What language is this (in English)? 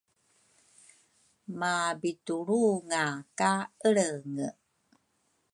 Rukai